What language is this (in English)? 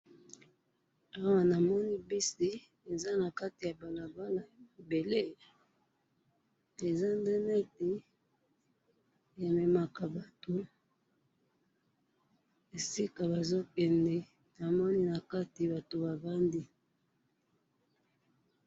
Lingala